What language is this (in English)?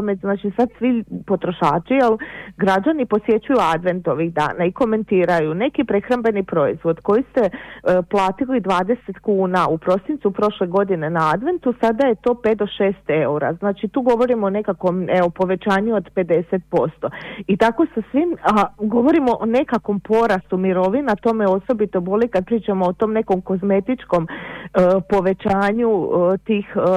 Croatian